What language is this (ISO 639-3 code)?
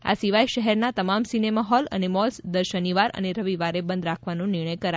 guj